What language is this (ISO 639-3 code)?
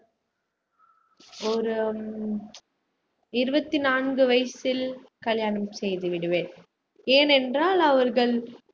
tam